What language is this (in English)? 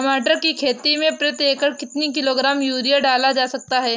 Hindi